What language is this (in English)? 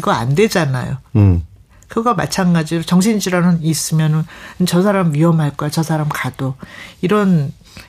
Korean